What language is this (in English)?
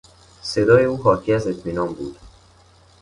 Persian